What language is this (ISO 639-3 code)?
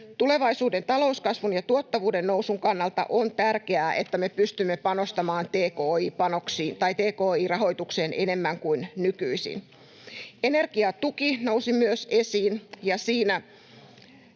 fin